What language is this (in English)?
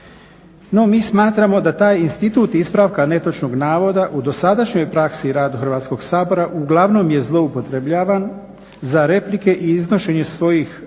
Croatian